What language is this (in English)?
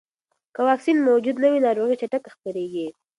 Pashto